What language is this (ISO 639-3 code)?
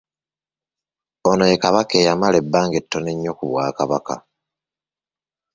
lug